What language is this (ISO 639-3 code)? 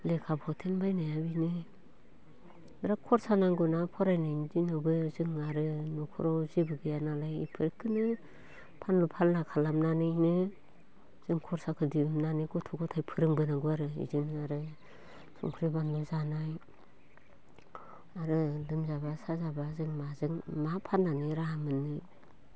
brx